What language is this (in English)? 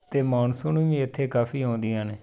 Punjabi